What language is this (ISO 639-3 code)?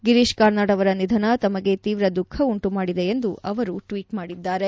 kan